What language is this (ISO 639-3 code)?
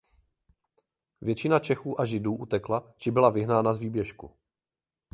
ces